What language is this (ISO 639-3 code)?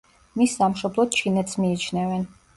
kat